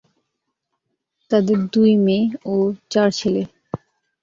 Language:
Bangla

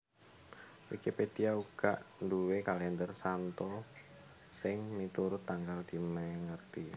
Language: Javanese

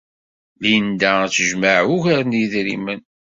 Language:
Kabyle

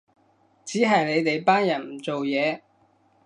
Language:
Cantonese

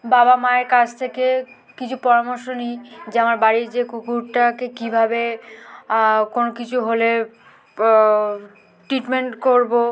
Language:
Bangla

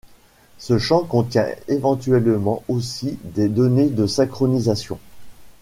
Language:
French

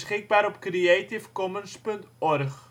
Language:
Dutch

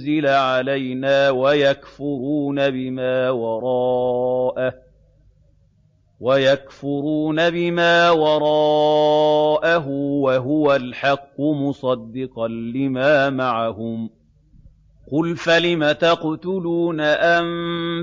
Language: Arabic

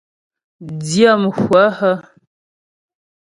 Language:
Ghomala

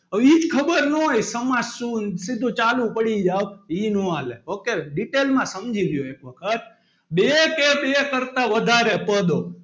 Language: Gujarati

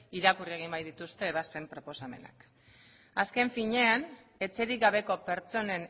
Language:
Basque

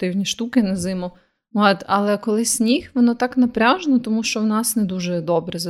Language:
Ukrainian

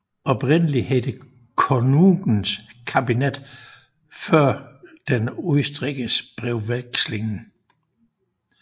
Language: Danish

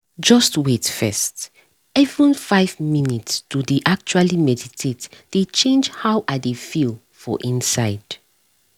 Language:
Nigerian Pidgin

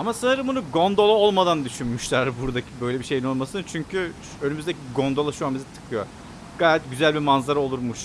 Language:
Turkish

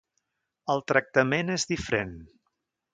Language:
Catalan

